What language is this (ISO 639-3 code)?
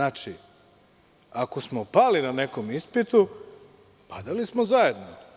srp